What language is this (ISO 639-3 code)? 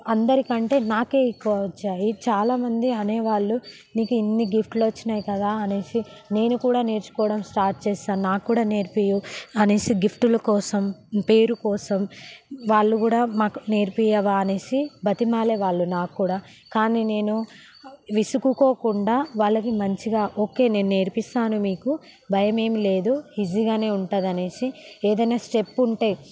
tel